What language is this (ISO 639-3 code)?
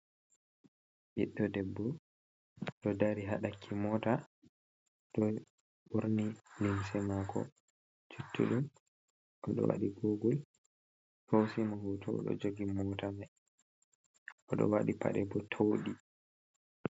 ful